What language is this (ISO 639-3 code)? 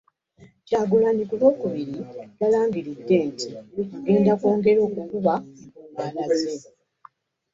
lug